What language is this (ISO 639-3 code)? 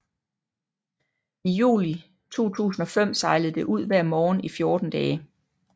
dan